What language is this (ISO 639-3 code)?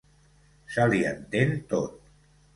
cat